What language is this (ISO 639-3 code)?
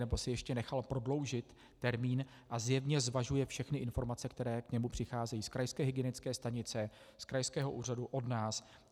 ces